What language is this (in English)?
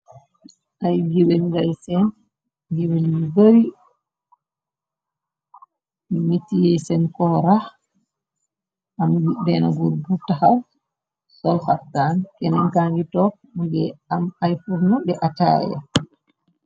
Wolof